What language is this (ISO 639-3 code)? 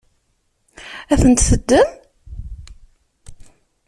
kab